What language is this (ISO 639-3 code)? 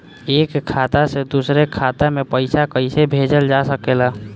bho